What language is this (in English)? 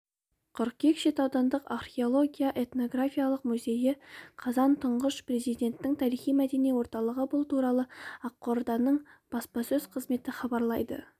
Kazakh